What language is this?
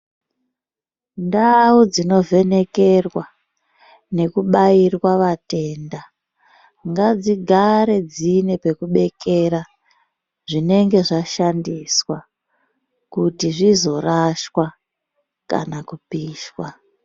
Ndau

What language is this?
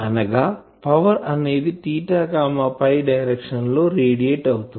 Telugu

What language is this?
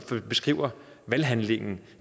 Danish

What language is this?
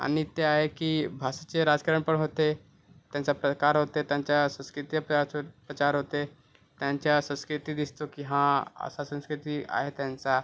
Marathi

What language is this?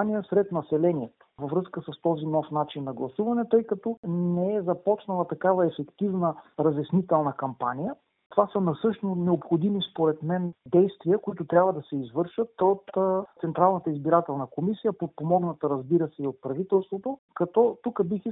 Bulgarian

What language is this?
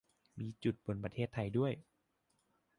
Thai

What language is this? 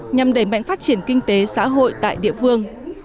Vietnamese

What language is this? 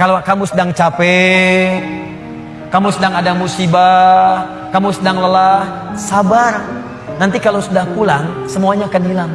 Indonesian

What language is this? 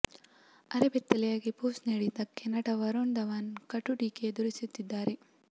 Kannada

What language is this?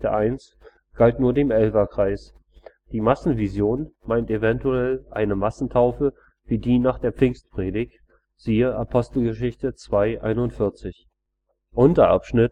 German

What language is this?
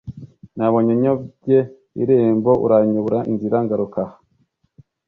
Kinyarwanda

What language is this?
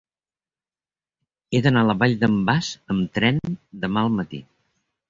Catalan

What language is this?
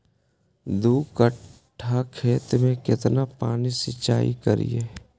Magahi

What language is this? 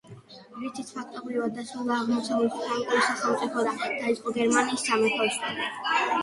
Georgian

